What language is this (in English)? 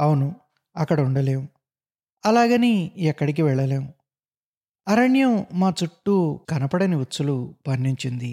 Telugu